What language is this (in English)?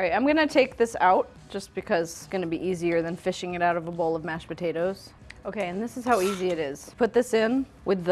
English